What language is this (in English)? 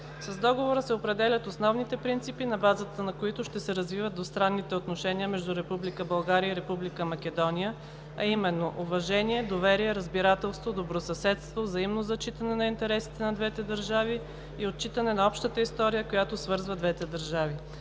Bulgarian